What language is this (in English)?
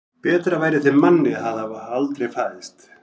Icelandic